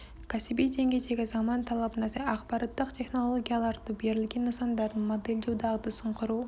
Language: Kazakh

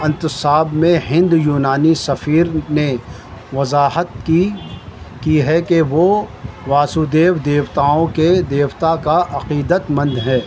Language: Urdu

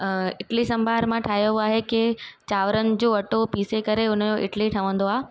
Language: Sindhi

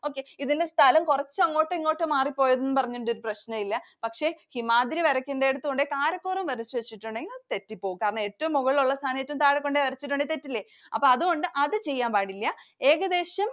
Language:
Malayalam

